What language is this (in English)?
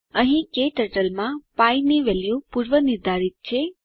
Gujarati